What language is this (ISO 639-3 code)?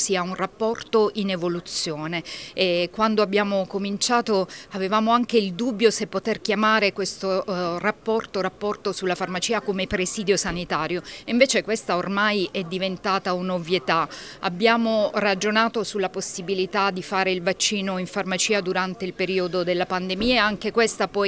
ita